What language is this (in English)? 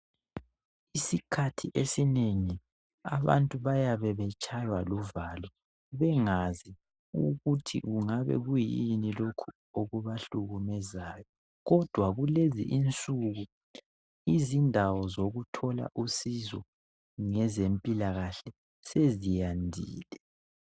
North Ndebele